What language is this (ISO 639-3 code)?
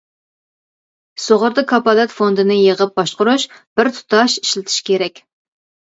uig